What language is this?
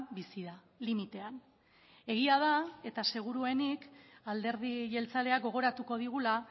Basque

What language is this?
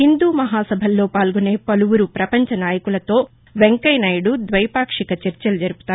Telugu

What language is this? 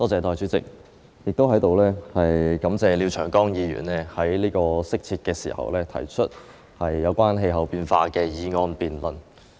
Cantonese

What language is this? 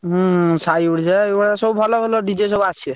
Odia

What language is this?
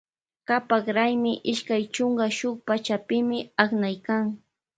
Loja Highland Quichua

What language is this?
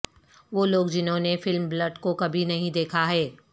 Urdu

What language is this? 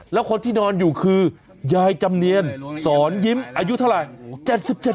Thai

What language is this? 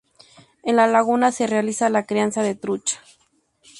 Spanish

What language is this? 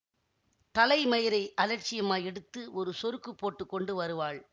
Tamil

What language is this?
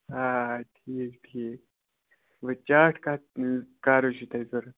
Kashmiri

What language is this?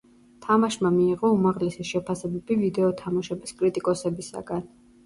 Georgian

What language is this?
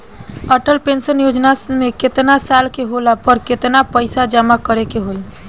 Bhojpuri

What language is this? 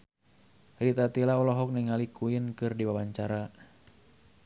Sundanese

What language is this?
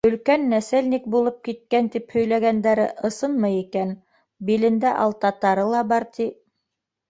Bashkir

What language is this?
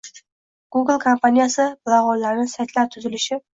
Uzbek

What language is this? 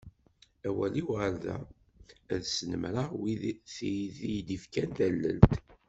Kabyle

